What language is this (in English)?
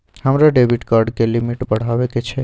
Maithili